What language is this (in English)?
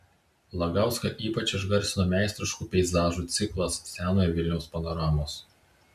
Lithuanian